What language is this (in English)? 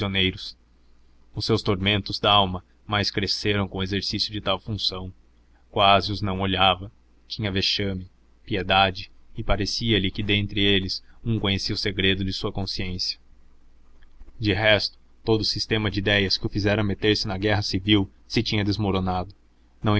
Portuguese